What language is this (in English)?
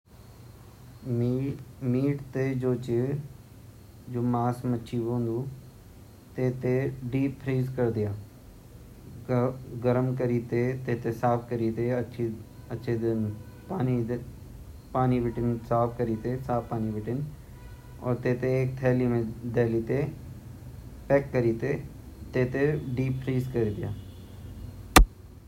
Garhwali